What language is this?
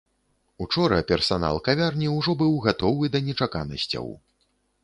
Belarusian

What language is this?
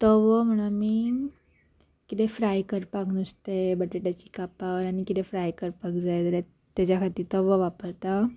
Konkani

